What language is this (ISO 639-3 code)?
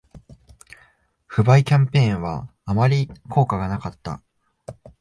jpn